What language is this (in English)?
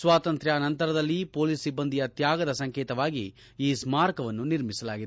Kannada